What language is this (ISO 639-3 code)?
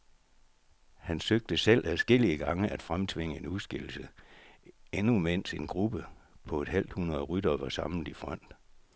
dan